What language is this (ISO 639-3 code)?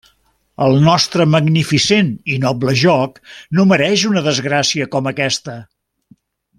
cat